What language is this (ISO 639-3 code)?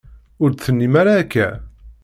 kab